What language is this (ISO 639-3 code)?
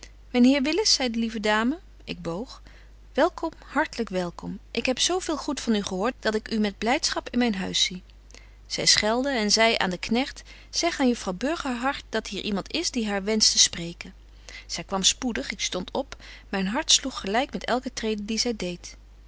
nld